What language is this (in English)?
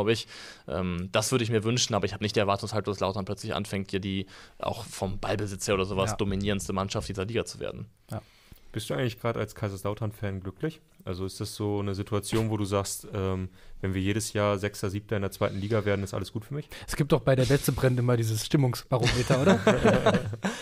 German